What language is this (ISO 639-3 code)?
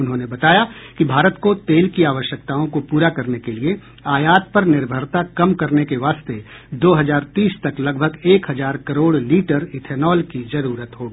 hin